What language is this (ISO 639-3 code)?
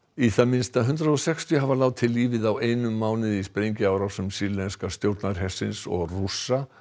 isl